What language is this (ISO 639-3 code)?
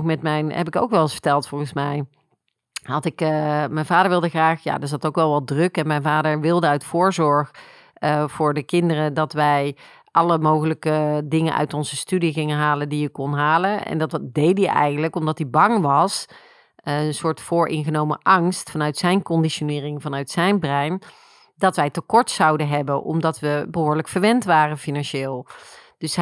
nld